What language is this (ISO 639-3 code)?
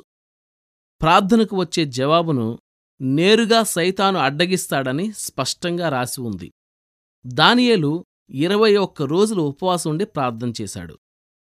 tel